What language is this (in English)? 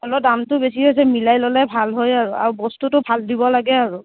Assamese